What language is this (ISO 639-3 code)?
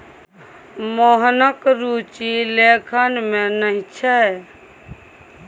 mai